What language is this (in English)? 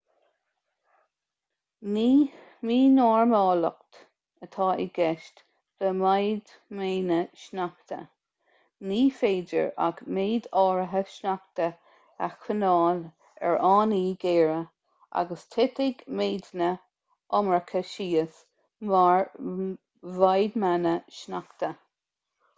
Irish